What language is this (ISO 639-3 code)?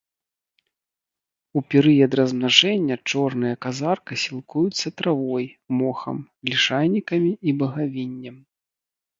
bel